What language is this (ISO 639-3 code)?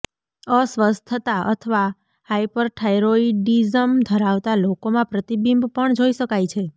guj